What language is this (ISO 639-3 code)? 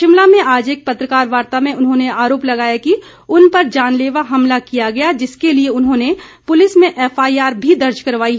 hin